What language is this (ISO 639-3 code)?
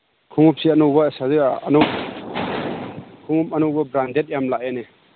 mni